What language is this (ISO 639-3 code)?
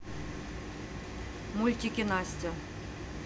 rus